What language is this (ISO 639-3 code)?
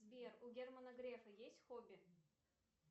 rus